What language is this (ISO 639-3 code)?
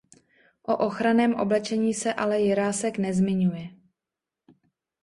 ces